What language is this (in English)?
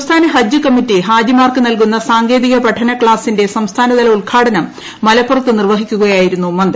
Malayalam